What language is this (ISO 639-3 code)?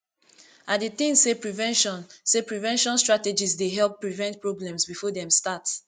pcm